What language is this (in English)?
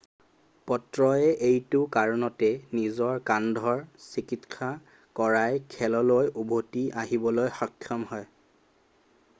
Assamese